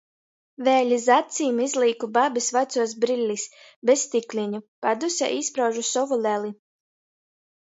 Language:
Latgalian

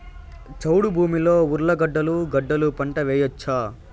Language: Telugu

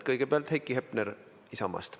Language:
Estonian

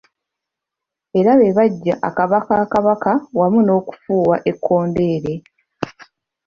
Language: Ganda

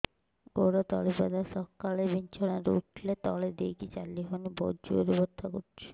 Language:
Odia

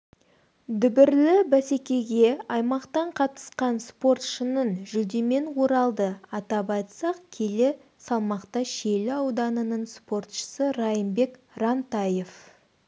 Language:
Kazakh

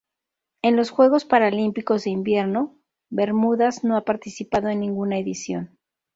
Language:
Spanish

